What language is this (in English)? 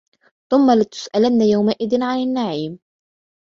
Arabic